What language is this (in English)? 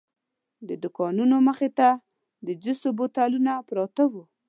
Pashto